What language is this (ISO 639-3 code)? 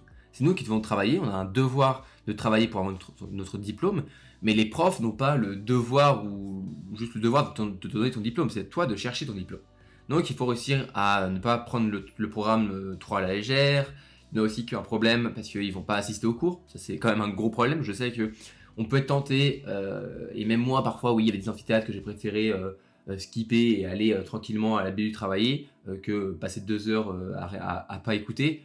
fra